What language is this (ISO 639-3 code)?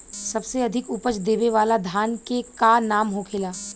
bho